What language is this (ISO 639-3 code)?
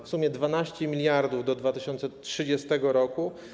pol